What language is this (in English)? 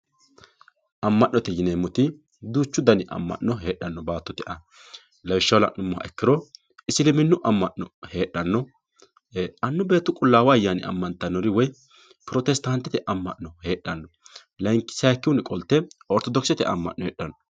Sidamo